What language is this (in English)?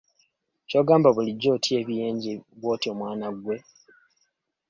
Ganda